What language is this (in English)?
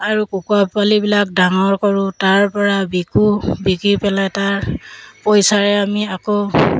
Assamese